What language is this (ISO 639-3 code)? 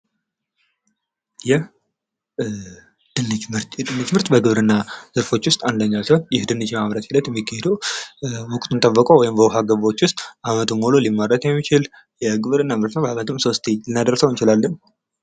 amh